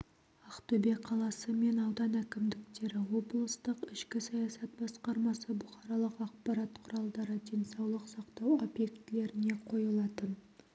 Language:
Kazakh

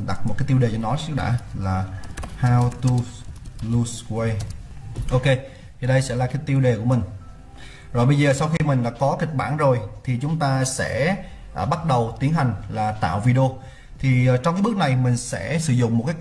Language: Vietnamese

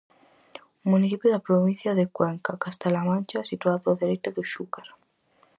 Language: Galician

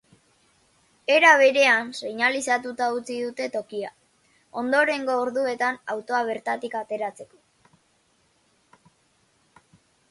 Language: Basque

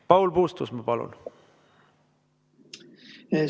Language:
Estonian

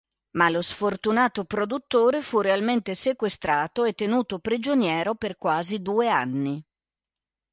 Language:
Italian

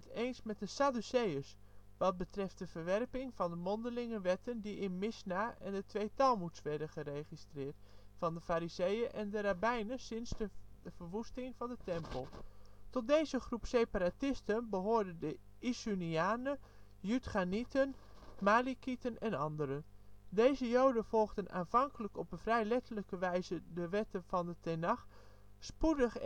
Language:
Dutch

